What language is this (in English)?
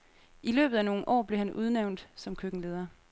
Danish